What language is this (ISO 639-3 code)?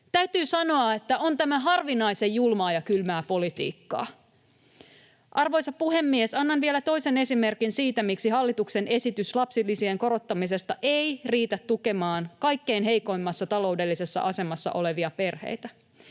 fin